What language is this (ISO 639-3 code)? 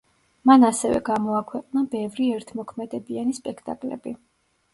kat